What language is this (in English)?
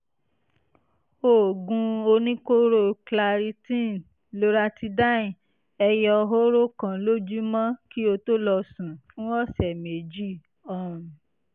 Yoruba